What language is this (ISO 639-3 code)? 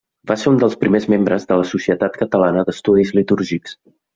cat